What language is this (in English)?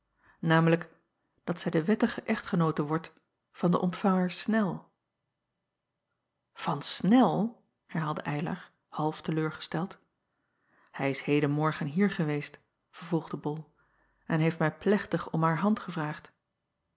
Dutch